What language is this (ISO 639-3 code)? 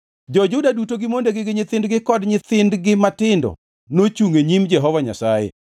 luo